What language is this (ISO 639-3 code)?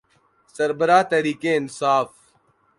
urd